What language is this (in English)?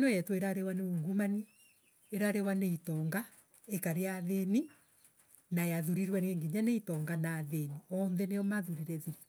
Embu